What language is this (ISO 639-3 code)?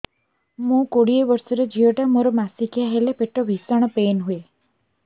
ori